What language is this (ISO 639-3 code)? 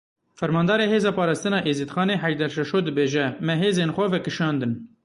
kur